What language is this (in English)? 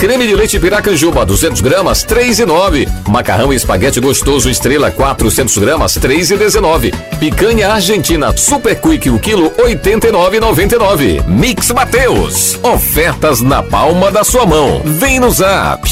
Portuguese